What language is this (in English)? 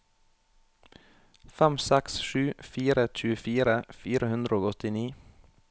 Norwegian